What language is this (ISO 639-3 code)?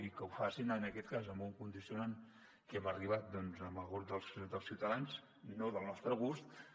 cat